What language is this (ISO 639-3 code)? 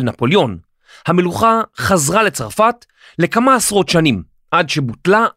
heb